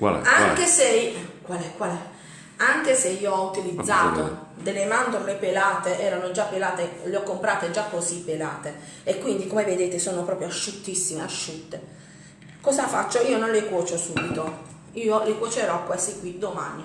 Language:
Italian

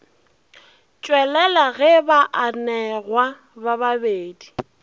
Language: Northern Sotho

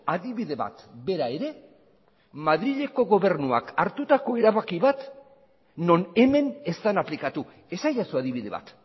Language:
Basque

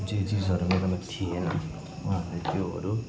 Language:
Nepali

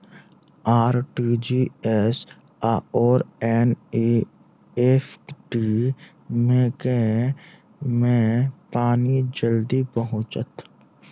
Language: Maithili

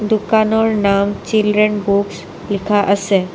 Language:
Assamese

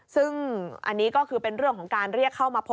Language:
Thai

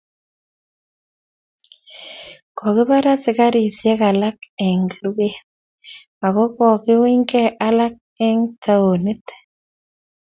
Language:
Kalenjin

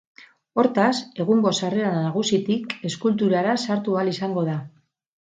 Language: Basque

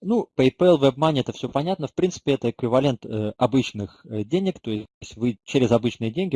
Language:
Russian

